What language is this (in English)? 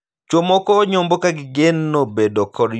Luo (Kenya and Tanzania)